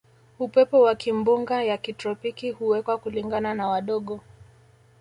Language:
Swahili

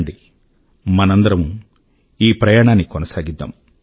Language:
Telugu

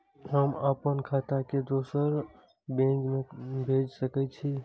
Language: Maithili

